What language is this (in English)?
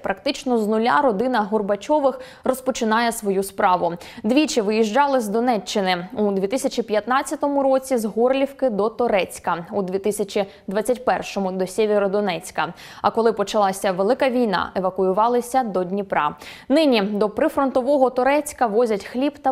Ukrainian